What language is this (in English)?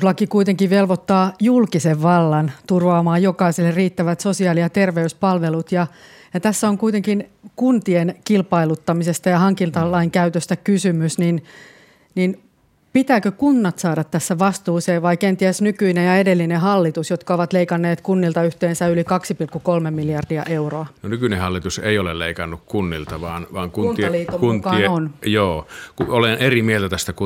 Finnish